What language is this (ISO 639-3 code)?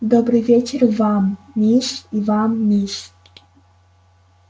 rus